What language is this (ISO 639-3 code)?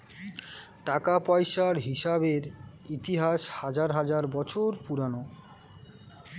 ben